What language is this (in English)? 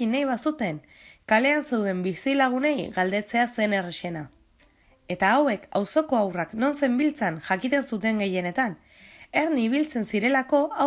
Spanish